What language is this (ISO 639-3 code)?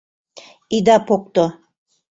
chm